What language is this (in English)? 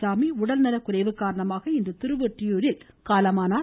Tamil